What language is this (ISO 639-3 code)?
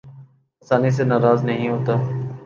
urd